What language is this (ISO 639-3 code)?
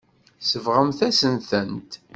kab